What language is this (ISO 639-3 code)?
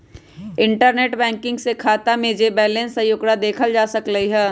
mag